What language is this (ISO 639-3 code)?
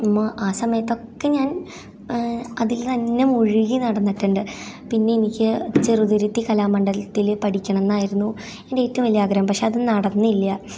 mal